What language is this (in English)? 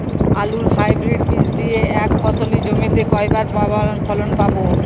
Bangla